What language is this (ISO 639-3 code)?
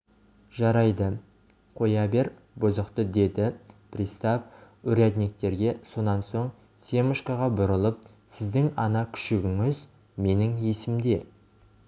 kaz